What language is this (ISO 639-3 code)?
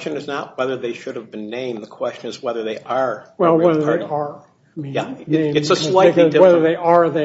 eng